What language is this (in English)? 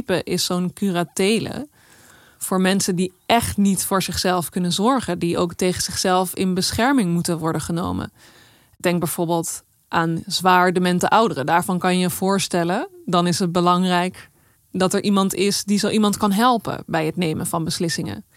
Dutch